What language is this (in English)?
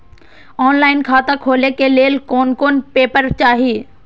Maithili